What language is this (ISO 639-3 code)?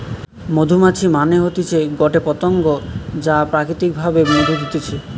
ben